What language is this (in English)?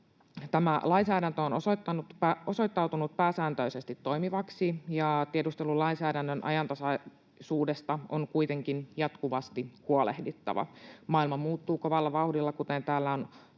Finnish